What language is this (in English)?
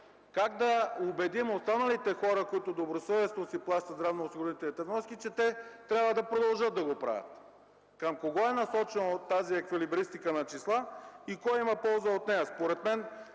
Bulgarian